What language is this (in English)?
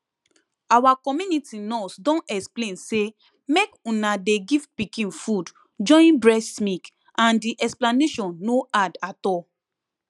Nigerian Pidgin